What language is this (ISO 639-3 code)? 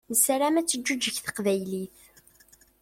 kab